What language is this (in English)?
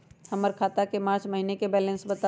Magahi